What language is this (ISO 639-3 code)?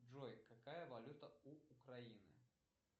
rus